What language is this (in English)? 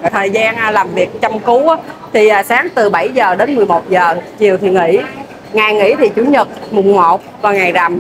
Vietnamese